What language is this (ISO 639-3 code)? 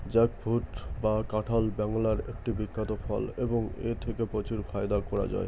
ben